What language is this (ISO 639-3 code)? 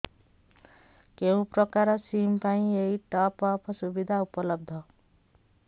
ori